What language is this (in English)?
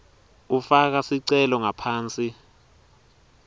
Swati